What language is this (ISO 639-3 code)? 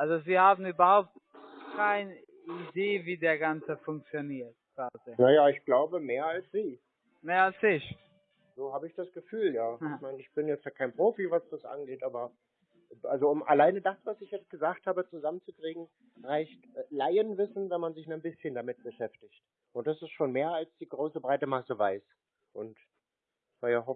deu